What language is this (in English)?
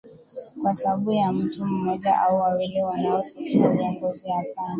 Swahili